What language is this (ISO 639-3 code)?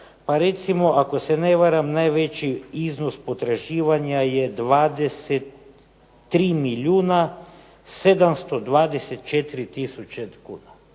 hrv